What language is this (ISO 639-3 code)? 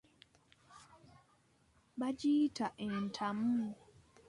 lug